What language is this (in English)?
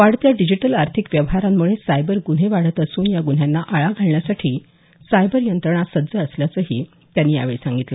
Marathi